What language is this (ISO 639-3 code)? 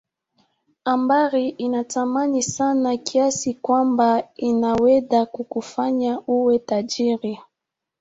swa